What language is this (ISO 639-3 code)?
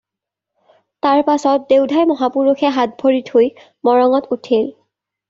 asm